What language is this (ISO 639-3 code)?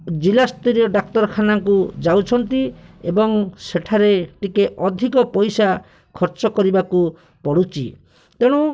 ori